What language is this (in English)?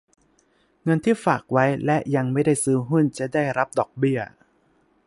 Thai